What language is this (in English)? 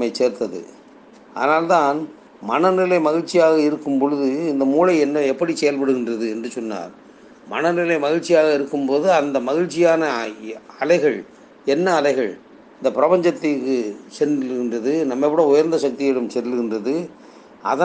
Tamil